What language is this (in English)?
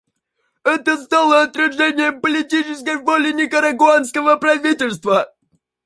Russian